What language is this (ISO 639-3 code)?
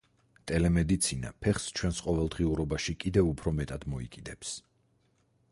kat